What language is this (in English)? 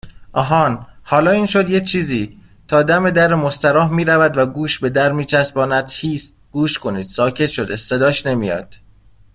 Persian